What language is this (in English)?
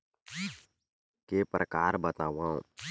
Chhattisgarhi